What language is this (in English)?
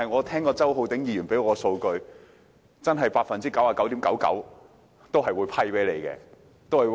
Cantonese